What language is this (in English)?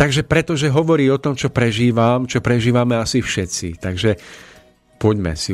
Slovak